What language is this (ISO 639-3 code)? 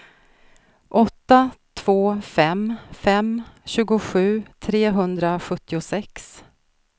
swe